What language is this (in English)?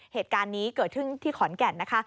Thai